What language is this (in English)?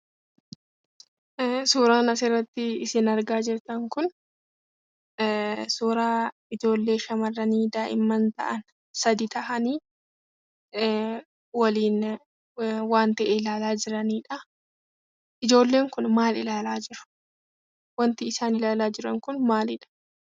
Oromo